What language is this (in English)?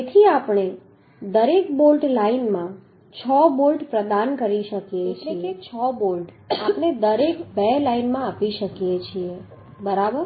Gujarati